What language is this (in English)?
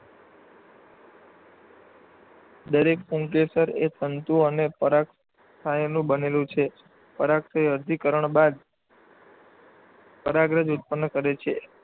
Gujarati